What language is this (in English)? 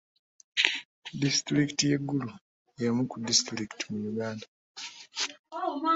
Ganda